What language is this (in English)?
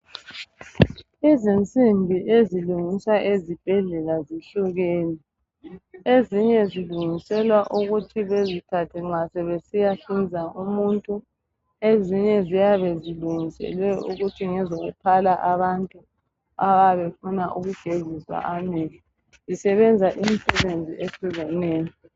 North Ndebele